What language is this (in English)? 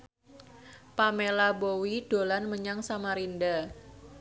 Javanese